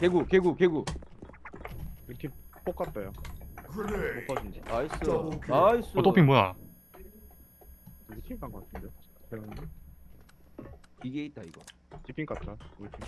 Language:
Korean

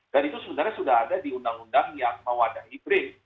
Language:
Indonesian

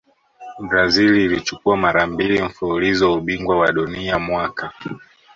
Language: Swahili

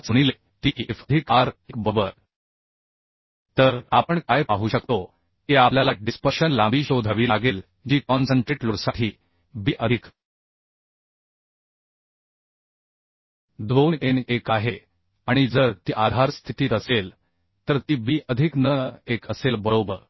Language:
Marathi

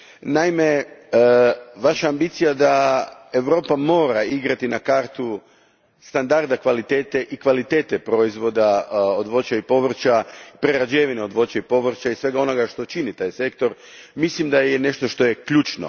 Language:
Croatian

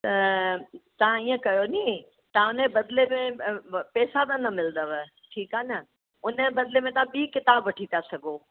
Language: Sindhi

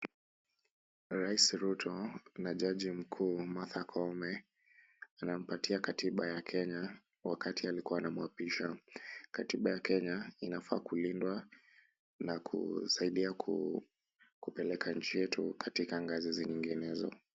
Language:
Swahili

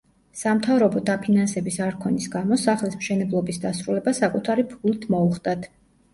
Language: Georgian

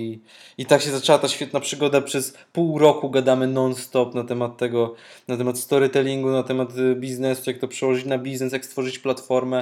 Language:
Polish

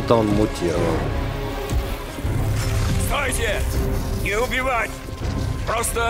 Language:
Russian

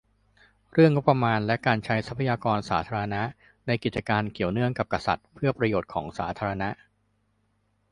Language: Thai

